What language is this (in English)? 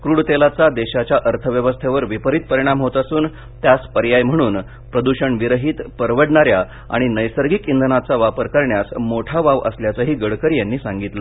Marathi